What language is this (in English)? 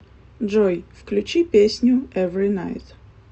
Russian